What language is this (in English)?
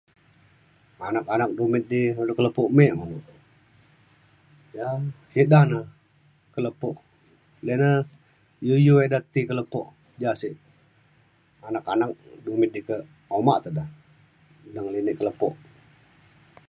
Mainstream Kenyah